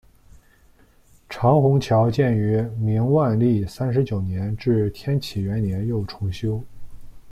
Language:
Chinese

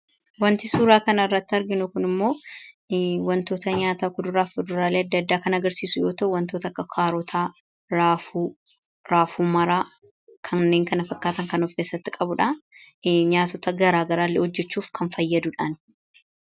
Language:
Oromo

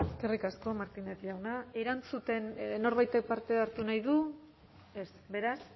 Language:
Basque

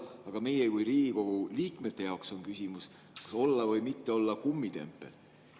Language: Estonian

